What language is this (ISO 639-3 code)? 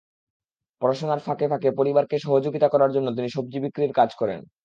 ben